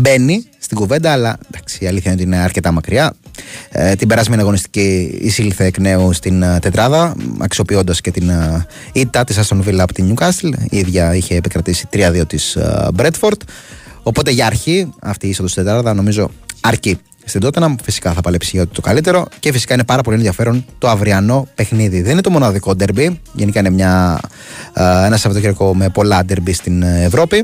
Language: Greek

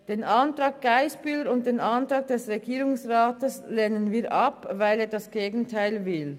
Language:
Swiss German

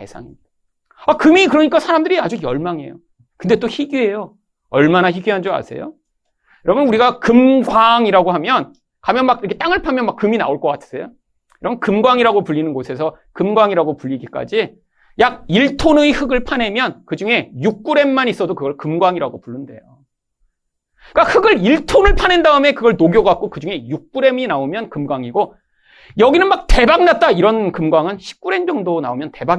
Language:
Korean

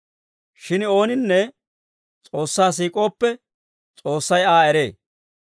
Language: Dawro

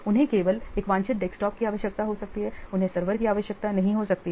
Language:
Hindi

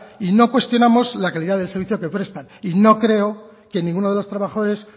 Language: Spanish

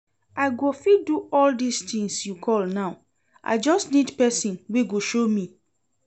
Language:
Nigerian Pidgin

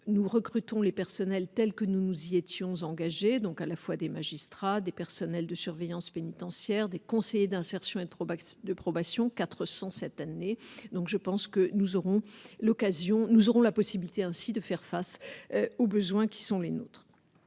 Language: French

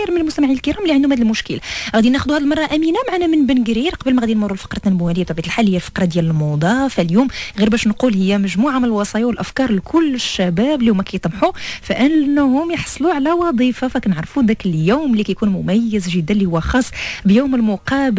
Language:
Arabic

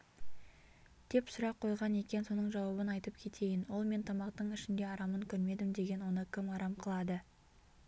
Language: Kazakh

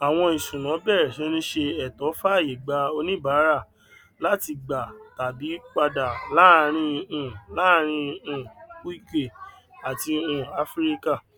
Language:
Yoruba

